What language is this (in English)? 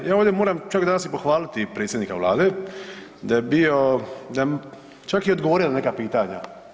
Croatian